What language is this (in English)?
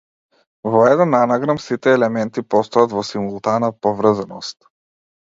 Macedonian